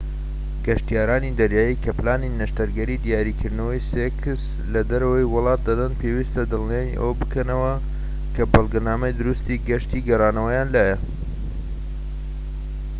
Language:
Central Kurdish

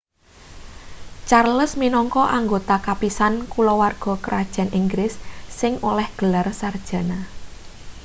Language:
Javanese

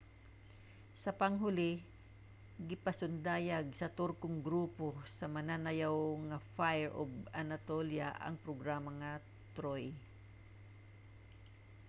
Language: Cebuano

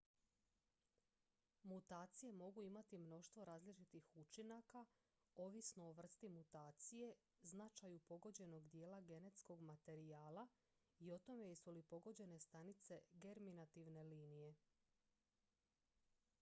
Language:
Croatian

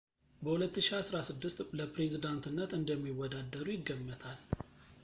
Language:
Amharic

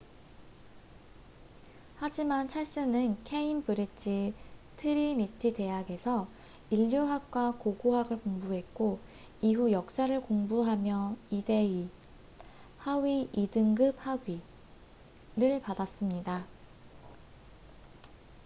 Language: Korean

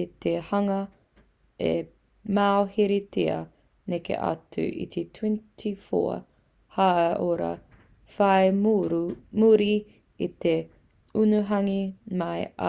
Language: Māori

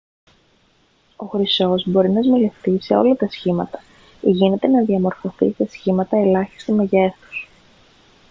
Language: Greek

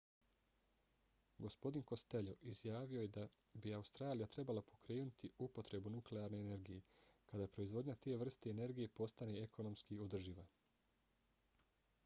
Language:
Bosnian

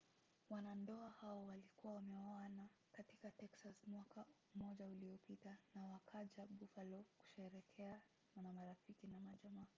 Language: Swahili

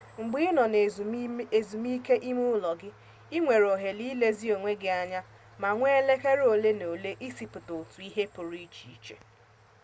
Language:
Igbo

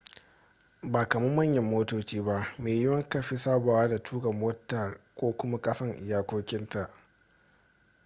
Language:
Hausa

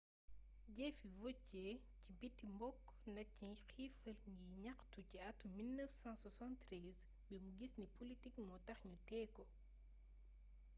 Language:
Wolof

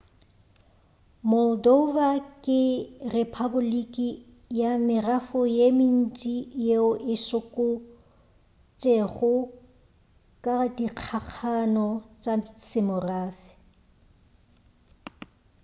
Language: Northern Sotho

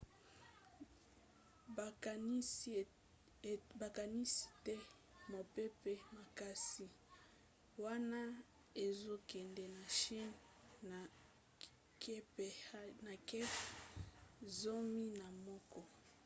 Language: Lingala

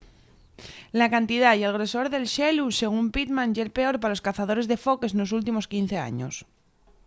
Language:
Asturian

